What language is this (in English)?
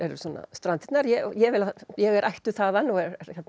Icelandic